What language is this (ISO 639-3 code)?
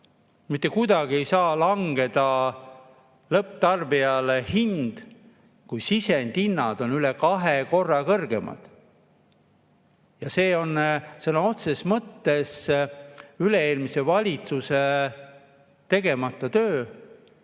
est